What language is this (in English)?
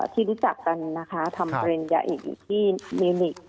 Thai